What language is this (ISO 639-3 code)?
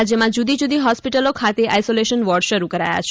guj